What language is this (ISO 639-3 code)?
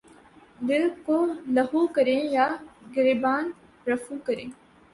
urd